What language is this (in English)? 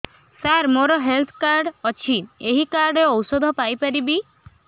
Odia